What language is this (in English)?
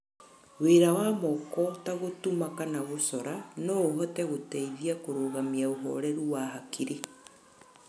Kikuyu